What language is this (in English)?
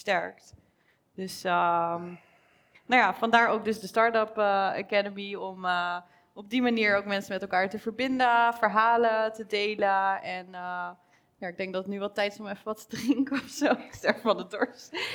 Dutch